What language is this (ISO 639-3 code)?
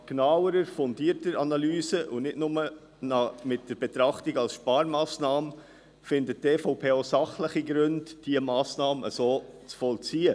gsw